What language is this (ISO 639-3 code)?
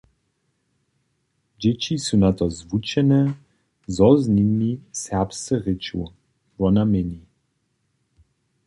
hsb